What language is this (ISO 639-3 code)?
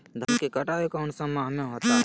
mag